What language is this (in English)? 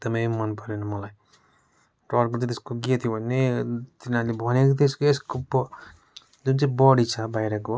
Nepali